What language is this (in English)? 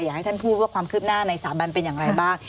Thai